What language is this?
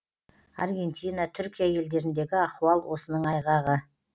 Kazakh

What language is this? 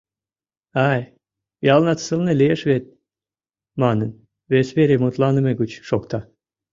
Mari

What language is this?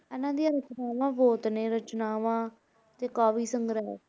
Punjabi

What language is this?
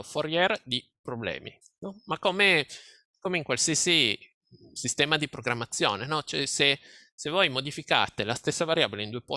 Italian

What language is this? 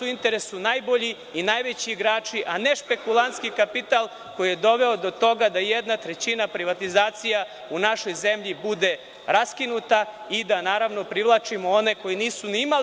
Serbian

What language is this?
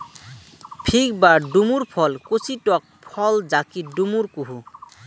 Bangla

